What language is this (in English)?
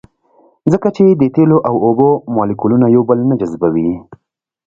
Pashto